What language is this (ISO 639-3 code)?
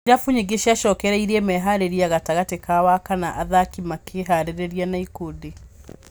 kik